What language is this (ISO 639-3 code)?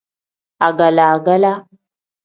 kdh